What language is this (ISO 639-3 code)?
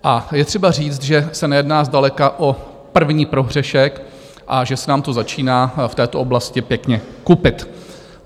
ces